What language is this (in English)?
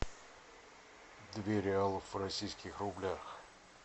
Russian